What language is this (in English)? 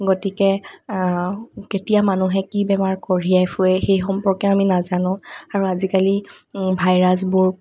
Assamese